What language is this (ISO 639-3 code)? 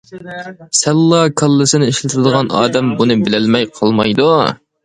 uig